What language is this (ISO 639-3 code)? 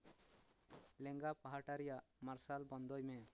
sat